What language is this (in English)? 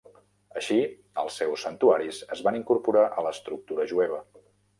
Catalan